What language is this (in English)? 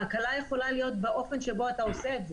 Hebrew